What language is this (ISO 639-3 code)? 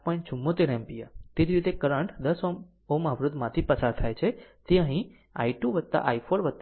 guj